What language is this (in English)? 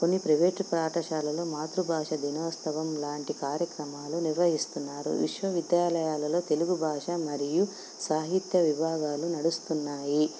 Telugu